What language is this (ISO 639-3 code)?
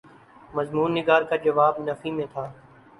urd